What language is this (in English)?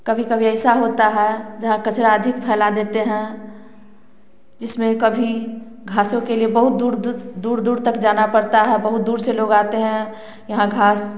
Hindi